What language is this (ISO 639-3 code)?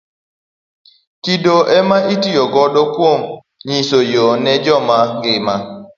luo